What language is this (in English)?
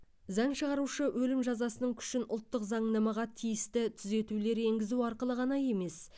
Kazakh